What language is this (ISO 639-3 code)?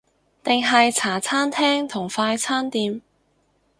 yue